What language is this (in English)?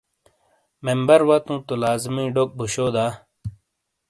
Shina